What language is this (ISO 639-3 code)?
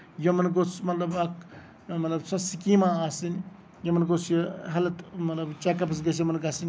kas